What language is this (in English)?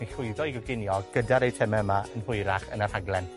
Welsh